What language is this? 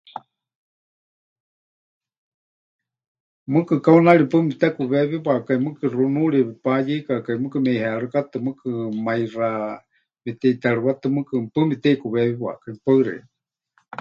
Huichol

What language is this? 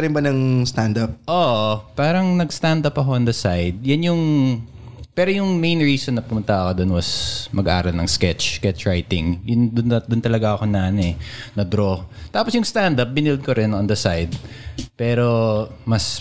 Filipino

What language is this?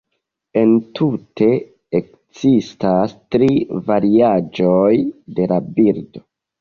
Esperanto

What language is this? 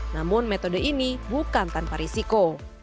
Indonesian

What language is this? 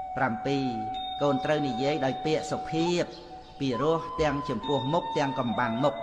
Khmer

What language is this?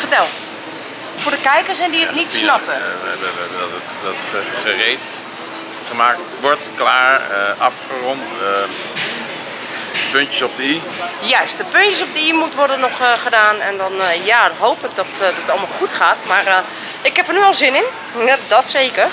Dutch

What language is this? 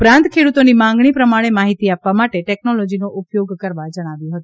Gujarati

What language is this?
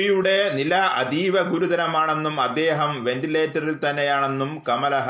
Malayalam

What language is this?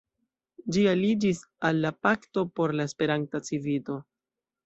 Esperanto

